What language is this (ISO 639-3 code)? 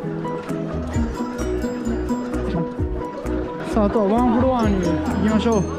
jpn